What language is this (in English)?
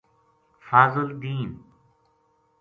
Gujari